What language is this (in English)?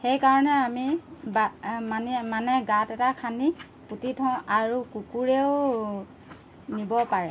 Assamese